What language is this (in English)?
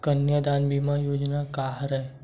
Chhattisgarhi